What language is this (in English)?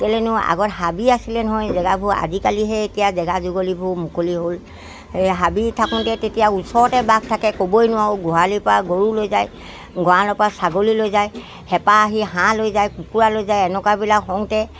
Assamese